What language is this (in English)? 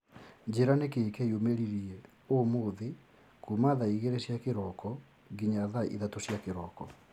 Kikuyu